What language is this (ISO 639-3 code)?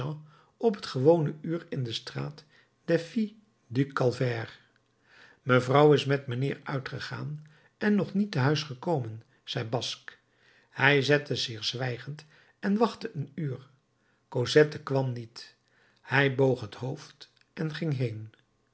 nld